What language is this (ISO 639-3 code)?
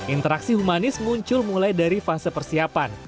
ind